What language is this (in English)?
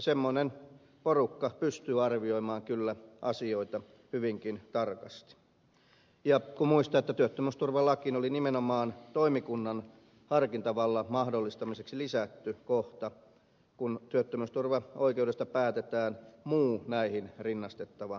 Finnish